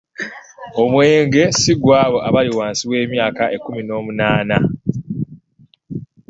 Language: Ganda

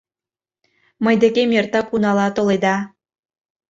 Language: Mari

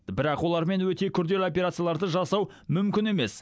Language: Kazakh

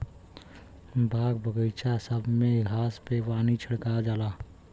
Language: Bhojpuri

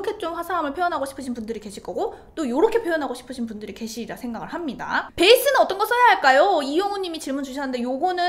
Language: Korean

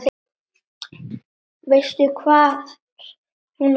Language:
Icelandic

